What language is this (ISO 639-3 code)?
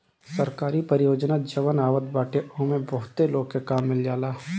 bho